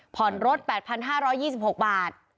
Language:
Thai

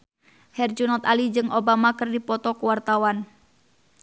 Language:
Sundanese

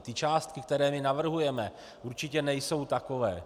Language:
Czech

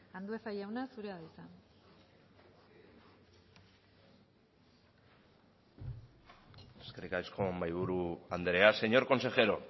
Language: Basque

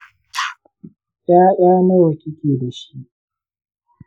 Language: Hausa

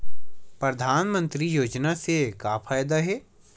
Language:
Chhattisgarhi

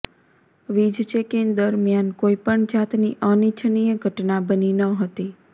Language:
Gujarati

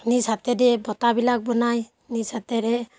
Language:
Assamese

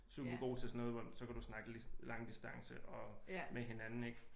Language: Danish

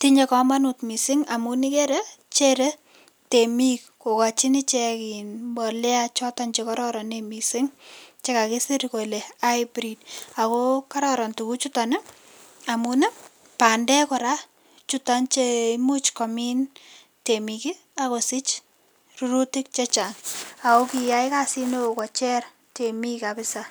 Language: Kalenjin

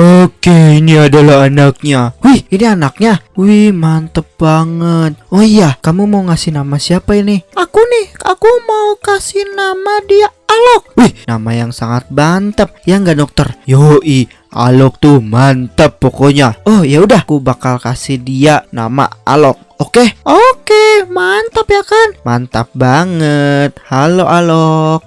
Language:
Indonesian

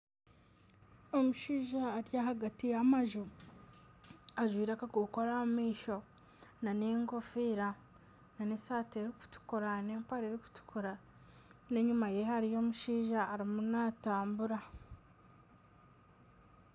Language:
Nyankole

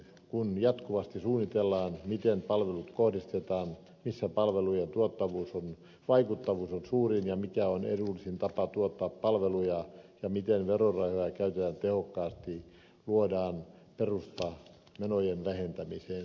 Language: Finnish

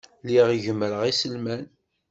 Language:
Kabyle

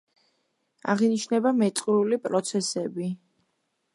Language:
Georgian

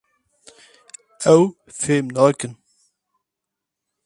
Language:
Kurdish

